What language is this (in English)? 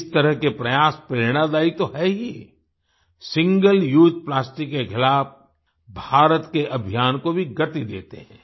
Hindi